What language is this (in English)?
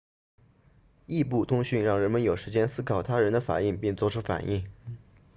Chinese